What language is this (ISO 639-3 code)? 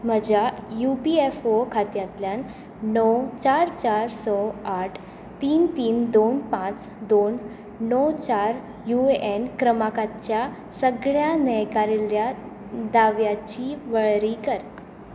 kok